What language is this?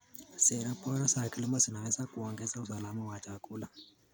Kalenjin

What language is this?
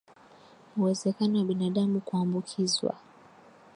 Swahili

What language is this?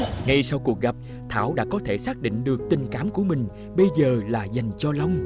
Vietnamese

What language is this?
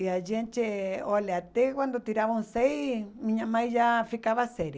Portuguese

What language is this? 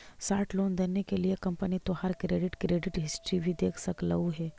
Magahi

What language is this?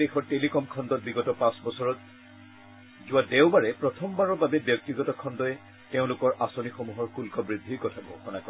Assamese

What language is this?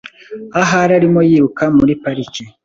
Kinyarwanda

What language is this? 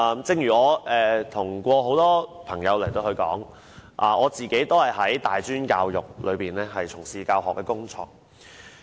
Cantonese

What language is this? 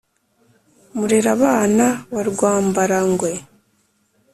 Kinyarwanda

